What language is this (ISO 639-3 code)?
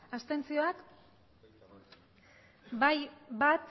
eus